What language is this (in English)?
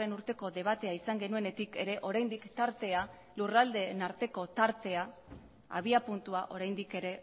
Basque